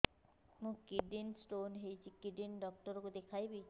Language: Odia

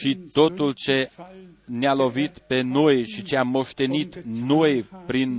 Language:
Romanian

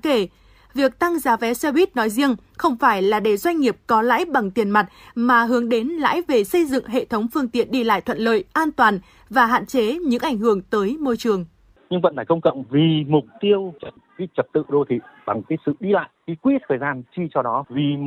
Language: Vietnamese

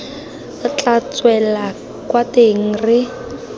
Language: Tswana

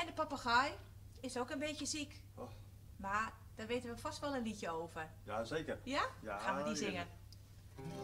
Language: Dutch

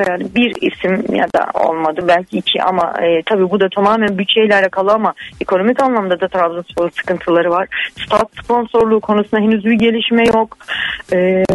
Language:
Turkish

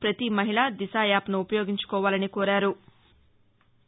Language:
Telugu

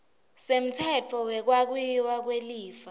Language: Swati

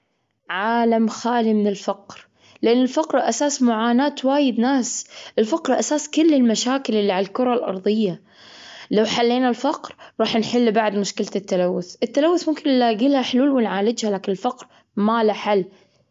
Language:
Gulf Arabic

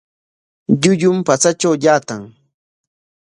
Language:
Corongo Ancash Quechua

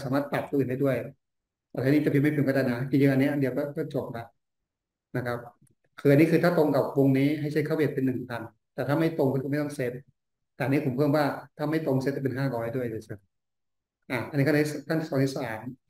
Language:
Thai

